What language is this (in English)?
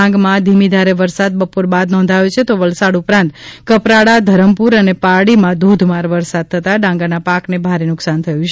Gujarati